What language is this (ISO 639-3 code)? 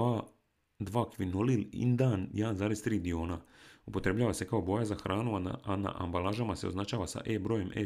hrv